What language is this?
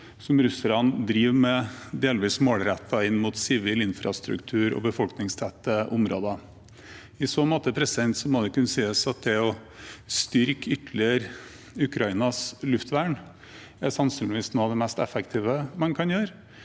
Norwegian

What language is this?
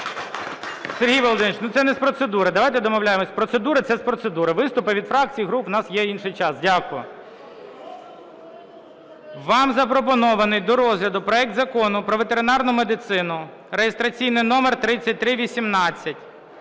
Ukrainian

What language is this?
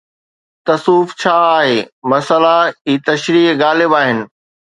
Sindhi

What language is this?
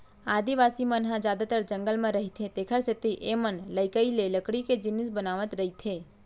Chhattisgarhi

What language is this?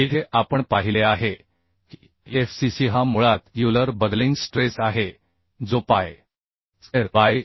Marathi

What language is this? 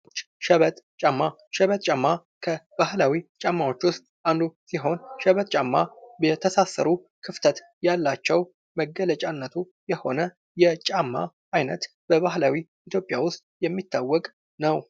Amharic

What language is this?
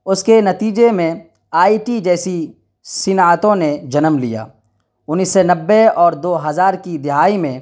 Urdu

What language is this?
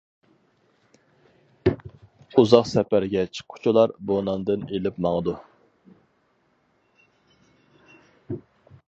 Uyghur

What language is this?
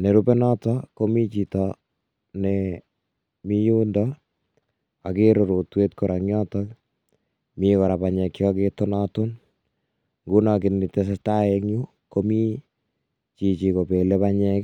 Kalenjin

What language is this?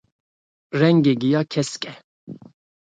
Kurdish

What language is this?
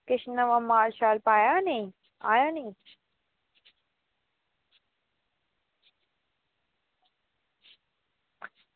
Dogri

